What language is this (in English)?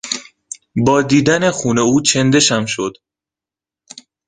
Persian